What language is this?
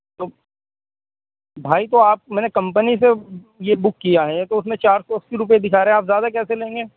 Urdu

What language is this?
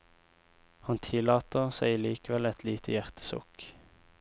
Norwegian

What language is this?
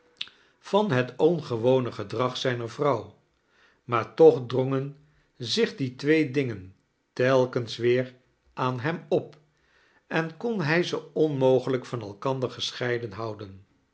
Dutch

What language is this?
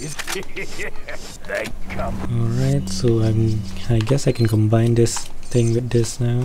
English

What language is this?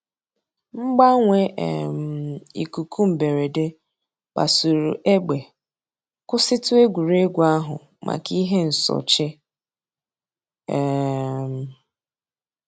Igbo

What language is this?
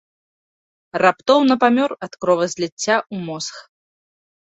Belarusian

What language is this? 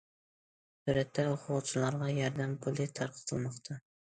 Uyghur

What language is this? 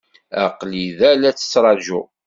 Kabyle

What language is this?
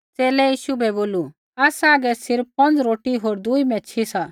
Kullu Pahari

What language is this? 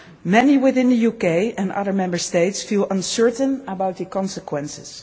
English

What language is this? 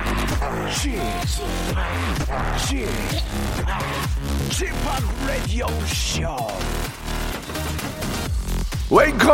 Korean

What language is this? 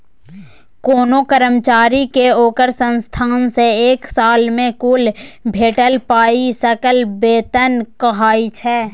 Maithili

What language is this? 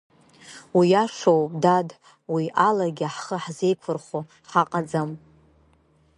Abkhazian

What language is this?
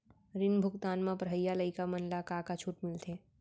Chhattisgarhi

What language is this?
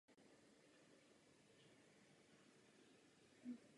Czech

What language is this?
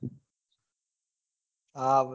Gujarati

